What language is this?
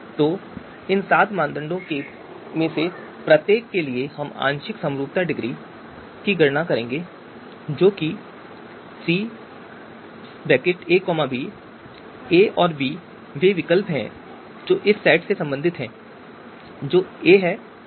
Hindi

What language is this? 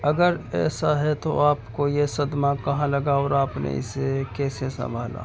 Urdu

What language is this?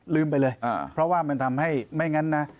Thai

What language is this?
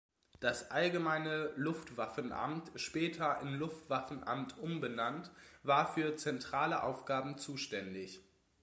German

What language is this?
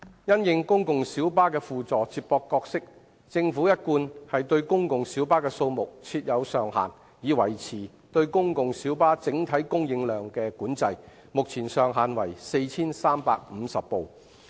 Cantonese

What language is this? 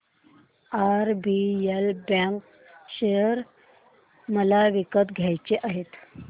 Marathi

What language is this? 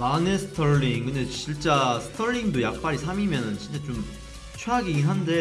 Korean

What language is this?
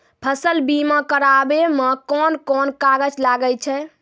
Maithili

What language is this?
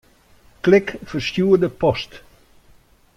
Western Frisian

